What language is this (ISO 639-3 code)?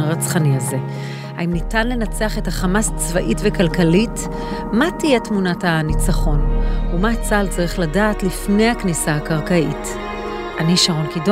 heb